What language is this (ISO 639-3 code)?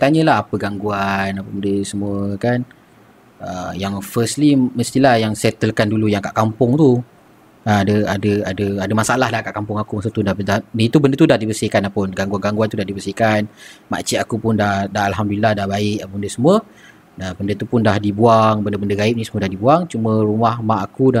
msa